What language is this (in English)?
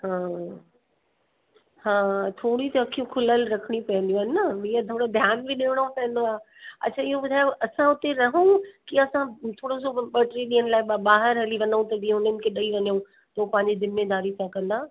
Sindhi